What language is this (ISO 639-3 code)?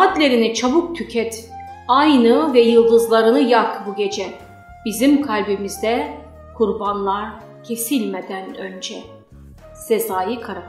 tur